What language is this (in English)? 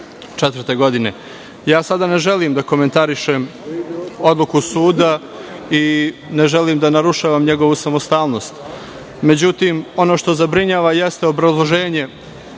Serbian